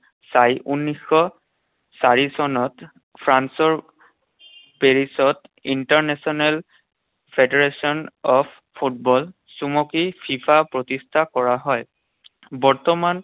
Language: Assamese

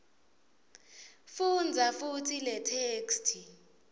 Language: Swati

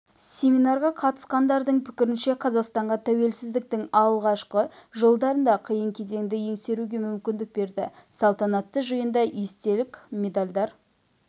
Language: Kazakh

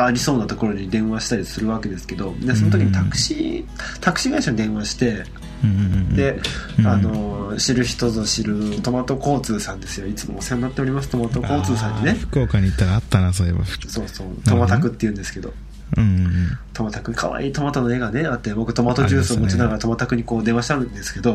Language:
Japanese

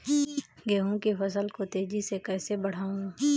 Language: Hindi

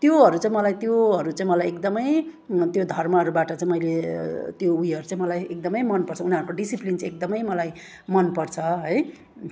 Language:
Nepali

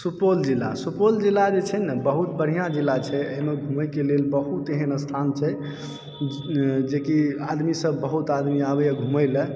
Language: Maithili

